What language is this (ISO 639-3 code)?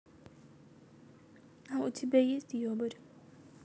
rus